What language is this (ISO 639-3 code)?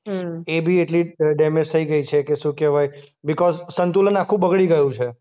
guj